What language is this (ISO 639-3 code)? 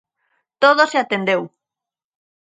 glg